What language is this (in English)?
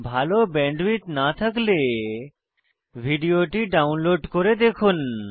Bangla